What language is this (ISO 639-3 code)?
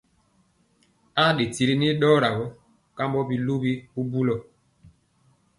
mcx